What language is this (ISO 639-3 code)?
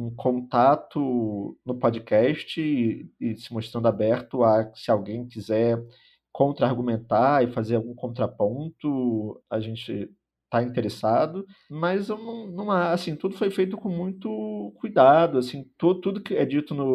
por